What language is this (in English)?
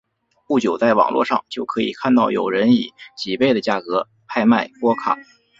Chinese